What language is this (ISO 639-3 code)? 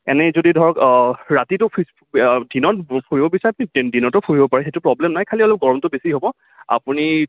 asm